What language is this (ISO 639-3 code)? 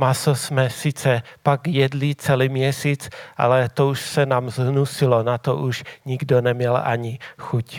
ces